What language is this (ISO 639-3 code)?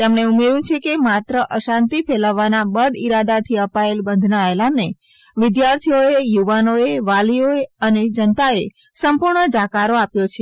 guj